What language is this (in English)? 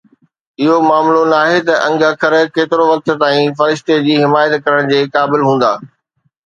Sindhi